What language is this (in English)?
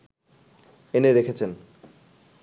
Bangla